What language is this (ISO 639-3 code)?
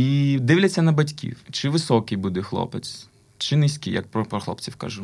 ukr